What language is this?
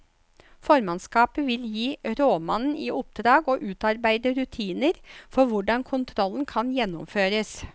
Norwegian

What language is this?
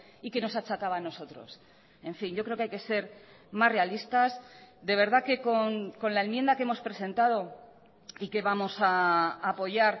Spanish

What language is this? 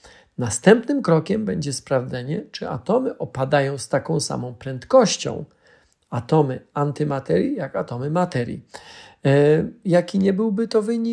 Polish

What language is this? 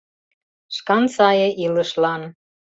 Mari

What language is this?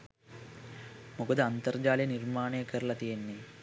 Sinhala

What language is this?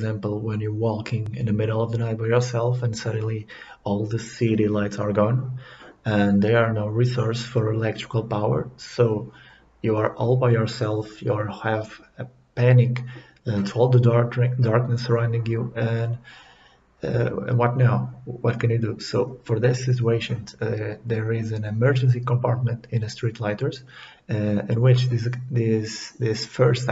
English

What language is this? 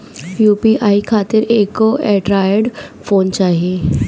Bhojpuri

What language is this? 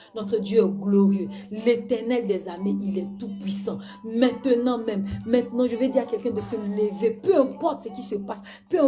French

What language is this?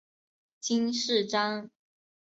Chinese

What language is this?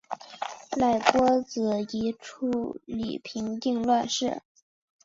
Chinese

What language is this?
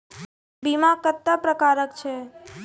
Maithili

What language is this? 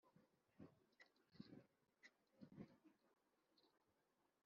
Kinyarwanda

